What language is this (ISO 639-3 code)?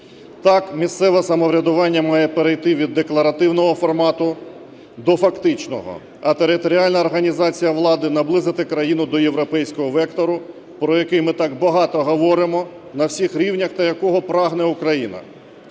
ukr